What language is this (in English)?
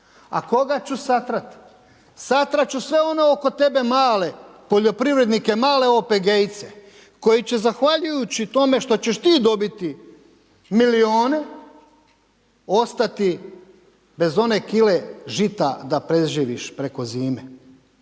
Croatian